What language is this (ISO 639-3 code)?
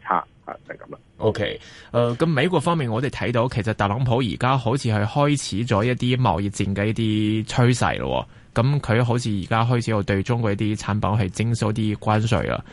zho